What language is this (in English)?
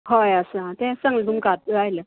Konkani